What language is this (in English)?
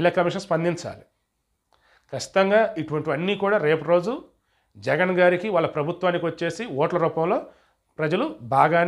English